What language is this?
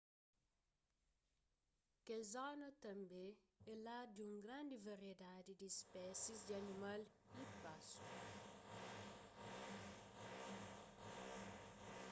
Kabuverdianu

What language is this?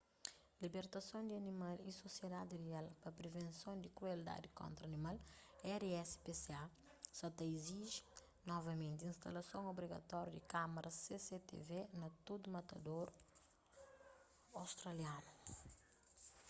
Kabuverdianu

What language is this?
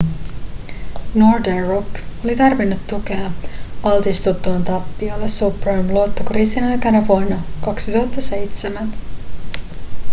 Finnish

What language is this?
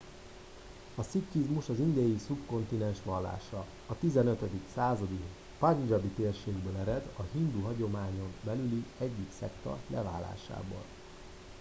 Hungarian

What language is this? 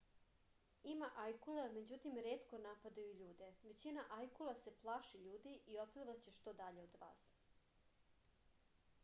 Serbian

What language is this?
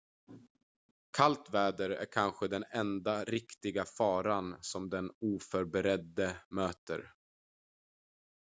Swedish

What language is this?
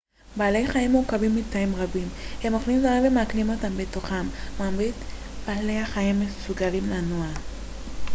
Hebrew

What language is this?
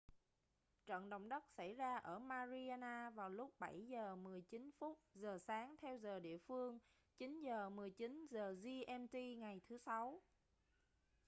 Vietnamese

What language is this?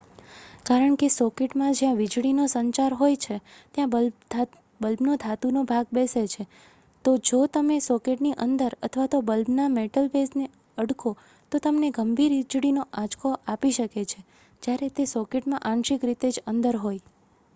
Gujarati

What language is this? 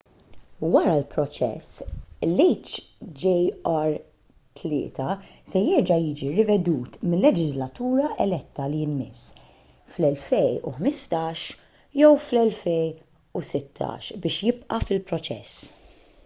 Maltese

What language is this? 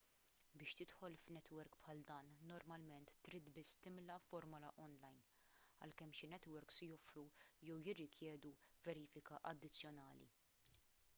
Maltese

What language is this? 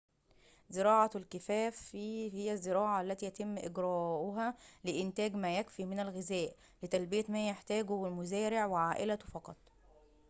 Arabic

